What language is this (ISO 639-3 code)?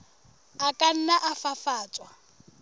sot